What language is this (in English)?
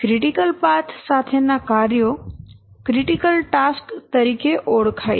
Gujarati